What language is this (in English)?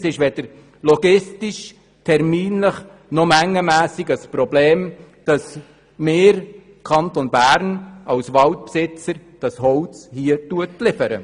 Swiss German